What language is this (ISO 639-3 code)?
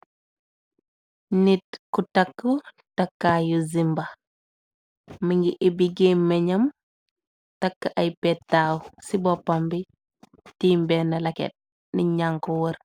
wol